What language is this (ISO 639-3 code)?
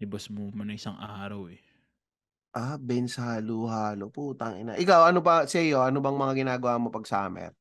fil